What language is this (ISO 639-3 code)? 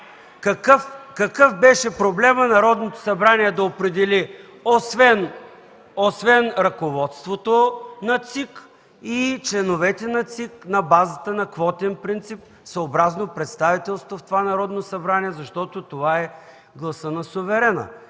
bul